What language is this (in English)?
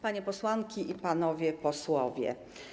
Polish